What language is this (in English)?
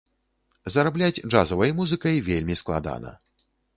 Belarusian